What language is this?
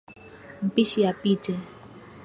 Swahili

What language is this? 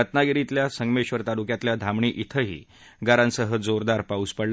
Marathi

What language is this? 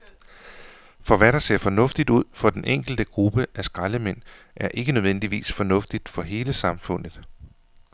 Danish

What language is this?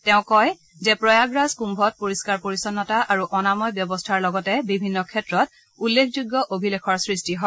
Assamese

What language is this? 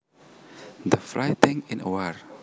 Javanese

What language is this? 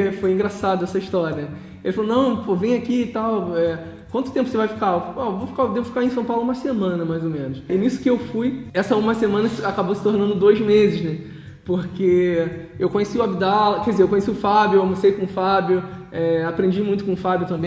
Portuguese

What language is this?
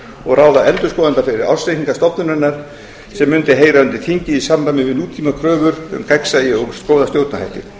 Icelandic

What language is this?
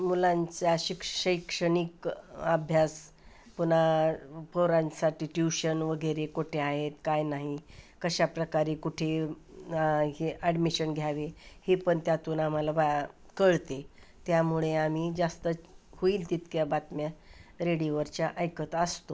Marathi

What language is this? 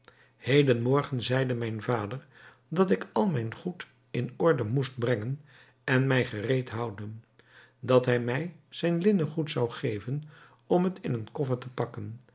Dutch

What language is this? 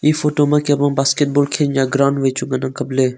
Wancho Naga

